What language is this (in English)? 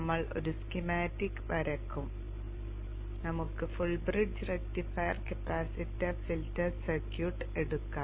Malayalam